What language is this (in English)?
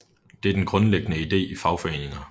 Danish